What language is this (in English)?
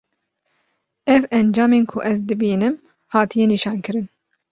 Kurdish